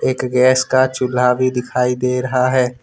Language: Hindi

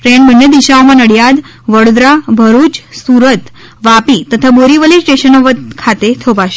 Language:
Gujarati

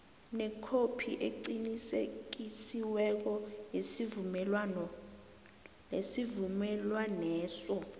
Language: South Ndebele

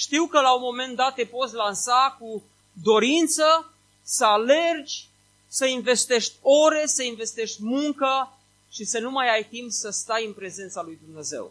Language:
Romanian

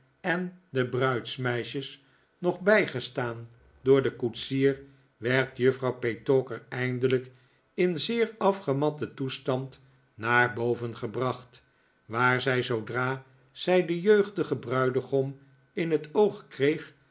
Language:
Dutch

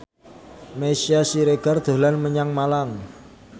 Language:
Javanese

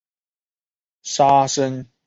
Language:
Chinese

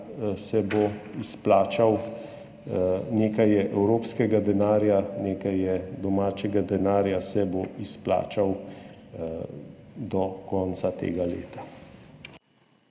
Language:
Slovenian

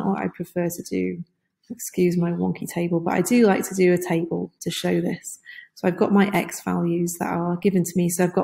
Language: English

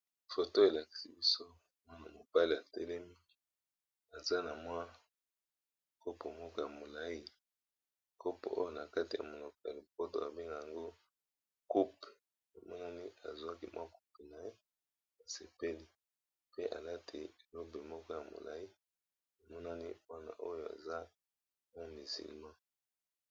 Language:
Lingala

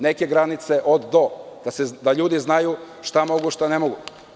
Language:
Serbian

